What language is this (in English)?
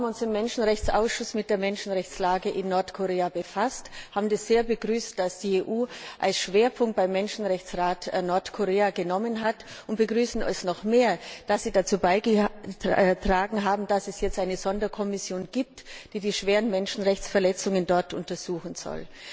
German